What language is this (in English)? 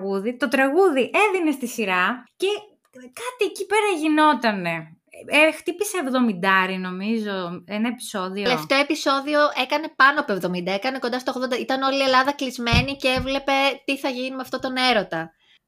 Greek